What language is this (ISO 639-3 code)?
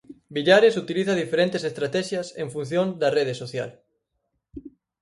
glg